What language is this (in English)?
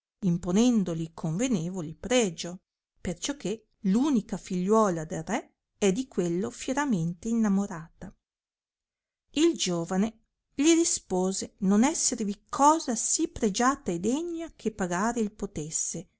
Italian